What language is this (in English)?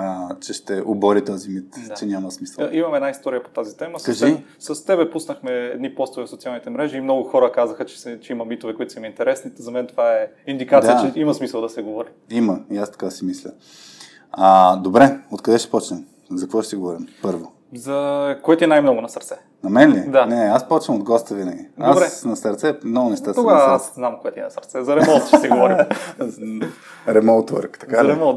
Bulgarian